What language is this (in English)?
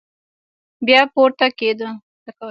Pashto